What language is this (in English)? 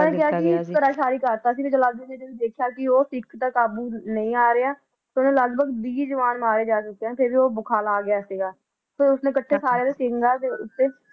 Punjabi